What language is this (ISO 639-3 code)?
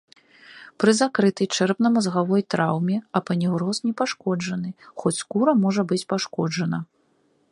bel